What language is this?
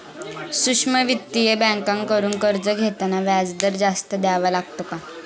Marathi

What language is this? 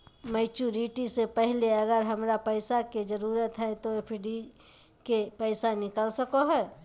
Magahi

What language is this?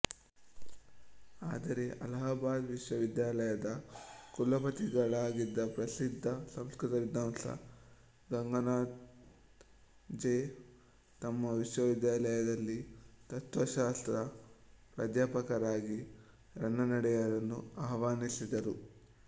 Kannada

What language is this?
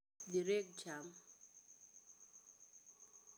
Luo (Kenya and Tanzania)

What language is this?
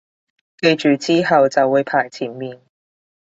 Cantonese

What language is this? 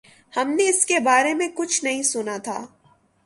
Urdu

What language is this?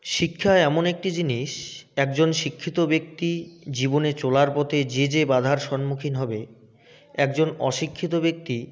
Bangla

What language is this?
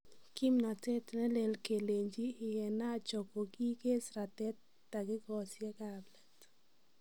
Kalenjin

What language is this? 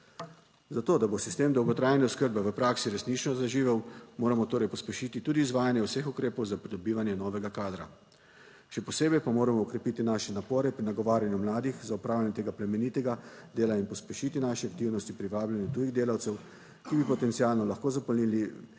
Slovenian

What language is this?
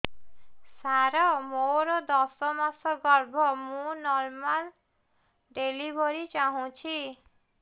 Odia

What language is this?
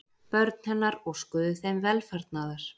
Icelandic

